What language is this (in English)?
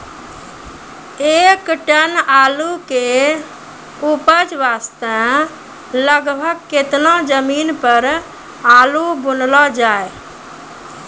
Maithili